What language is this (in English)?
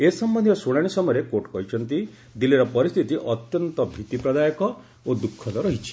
Odia